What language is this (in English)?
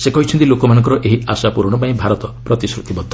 Odia